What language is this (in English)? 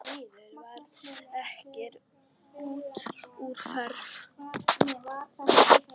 Icelandic